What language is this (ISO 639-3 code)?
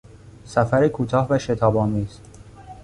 fas